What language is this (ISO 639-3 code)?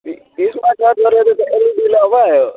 nep